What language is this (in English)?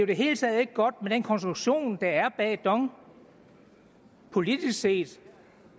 Danish